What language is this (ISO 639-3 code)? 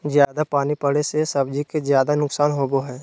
mag